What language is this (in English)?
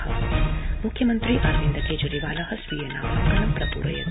Sanskrit